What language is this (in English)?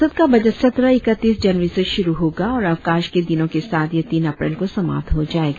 Hindi